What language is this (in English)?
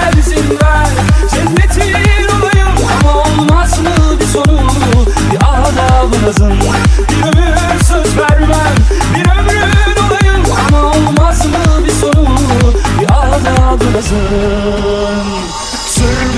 Turkish